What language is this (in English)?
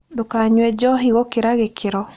Kikuyu